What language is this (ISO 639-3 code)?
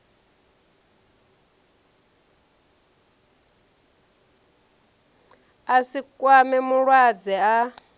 ven